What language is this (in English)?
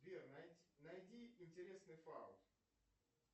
Russian